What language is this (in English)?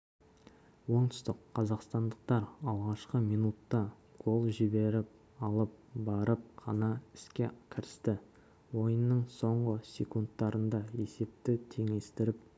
Kazakh